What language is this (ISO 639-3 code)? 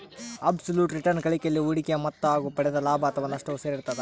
kan